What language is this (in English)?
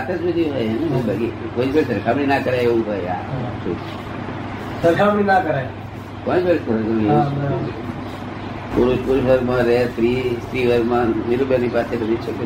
Gujarati